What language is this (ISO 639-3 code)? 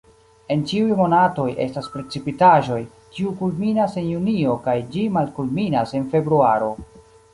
epo